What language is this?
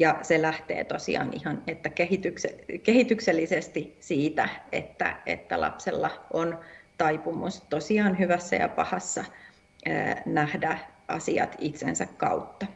Finnish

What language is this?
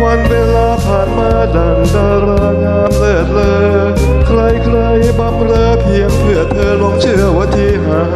Thai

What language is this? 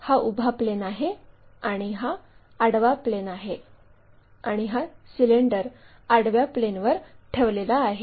Marathi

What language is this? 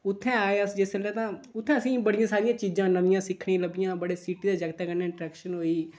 Dogri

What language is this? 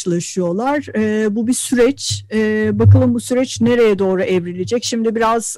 Turkish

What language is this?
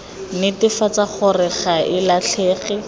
Tswana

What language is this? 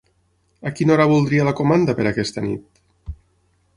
Catalan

